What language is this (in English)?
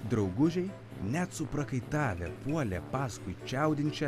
Lithuanian